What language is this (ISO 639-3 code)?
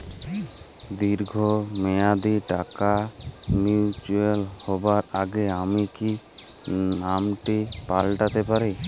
ben